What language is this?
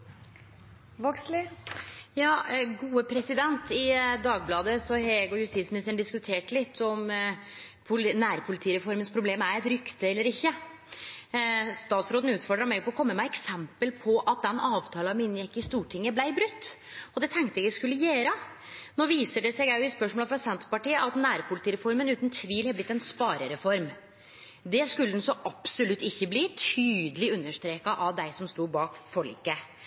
Norwegian Nynorsk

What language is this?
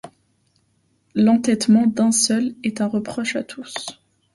French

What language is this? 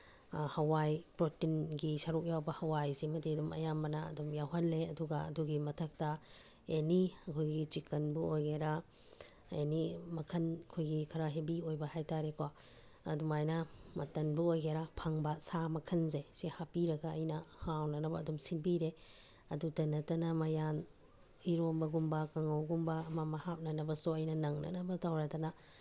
Manipuri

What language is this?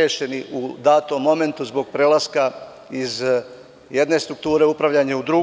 Serbian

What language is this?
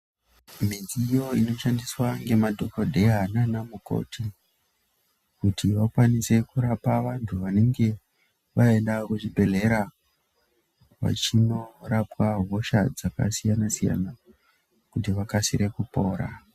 Ndau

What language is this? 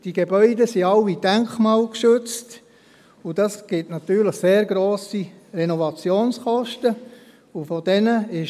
Swiss German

